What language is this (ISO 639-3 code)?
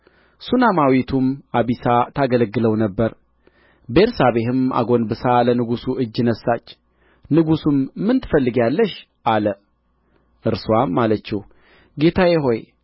amh